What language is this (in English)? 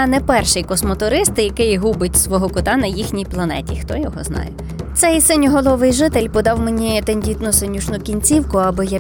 Ukrainian